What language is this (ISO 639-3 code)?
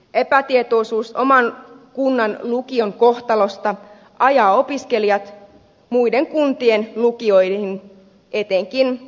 fin